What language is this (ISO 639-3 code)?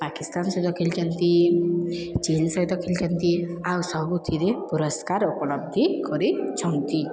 ori